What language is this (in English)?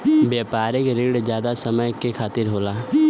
Bhojpuri